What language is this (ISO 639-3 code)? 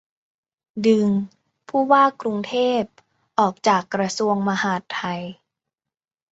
tha